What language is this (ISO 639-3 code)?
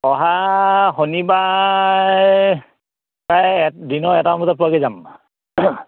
asm